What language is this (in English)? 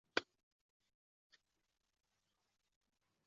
Chinese